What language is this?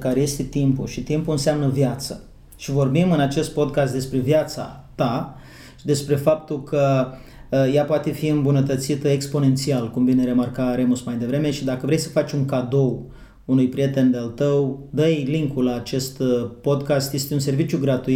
Romanian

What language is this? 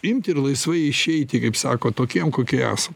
Lithuanian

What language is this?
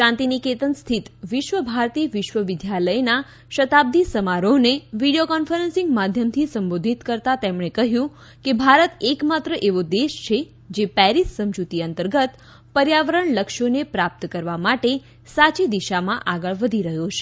Gujarati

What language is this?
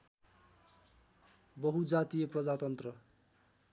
Nepali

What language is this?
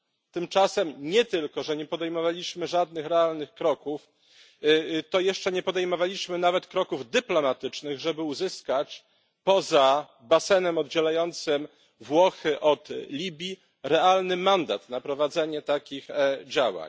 Polish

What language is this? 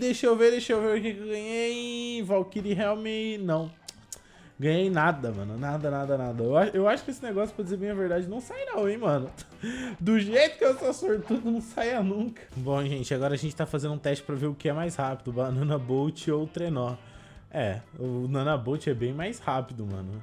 Portuguese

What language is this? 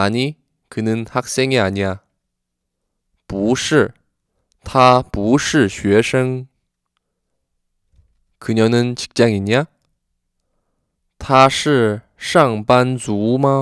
Korean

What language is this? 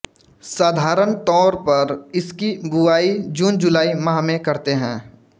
Hindi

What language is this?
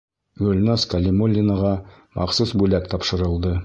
Bashkir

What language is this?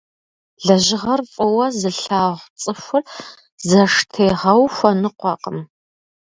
Kabardian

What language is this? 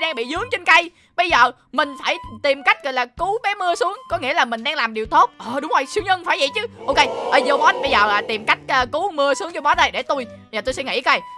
Vietnamese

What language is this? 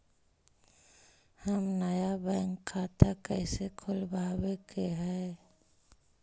Magahi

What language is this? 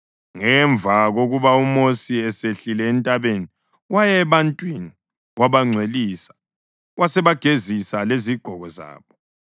North Ndebele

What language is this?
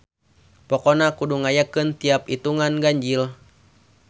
Sundanese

